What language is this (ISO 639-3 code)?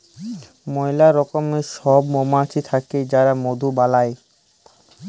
ben